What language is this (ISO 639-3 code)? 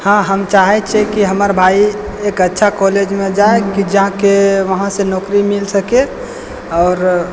mai